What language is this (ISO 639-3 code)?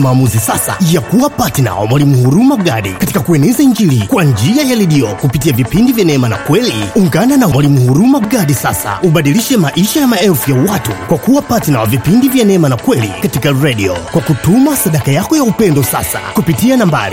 swa